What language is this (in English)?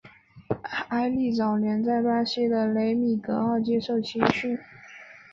Chinese